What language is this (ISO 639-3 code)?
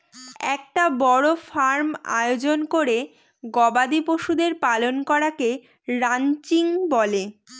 ben